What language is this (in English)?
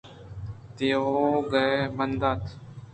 Eastern Balochi